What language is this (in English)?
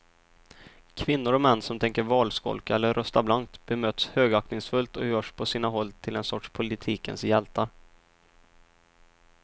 Swedish